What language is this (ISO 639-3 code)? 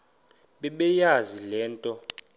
xho